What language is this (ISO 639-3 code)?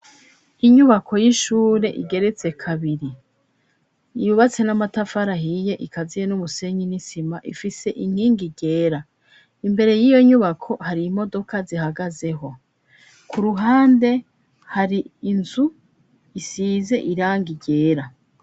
run